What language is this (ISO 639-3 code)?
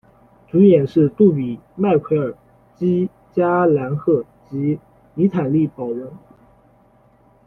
zho